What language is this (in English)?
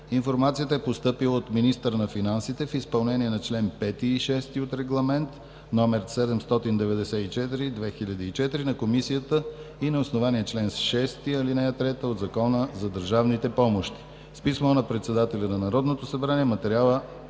Bulgarian